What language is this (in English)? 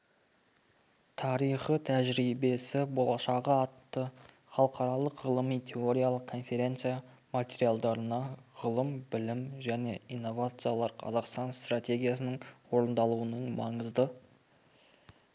Kazakh